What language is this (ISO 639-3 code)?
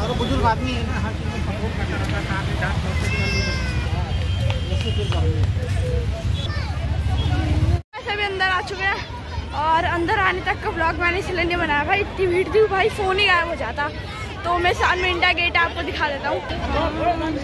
hin